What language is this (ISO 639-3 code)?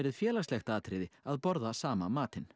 isl